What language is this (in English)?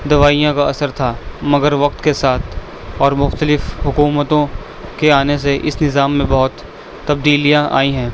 Urdu